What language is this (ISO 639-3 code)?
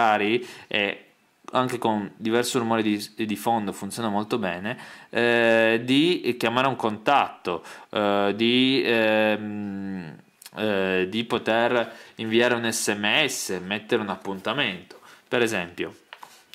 ita